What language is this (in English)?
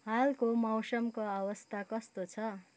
Nepali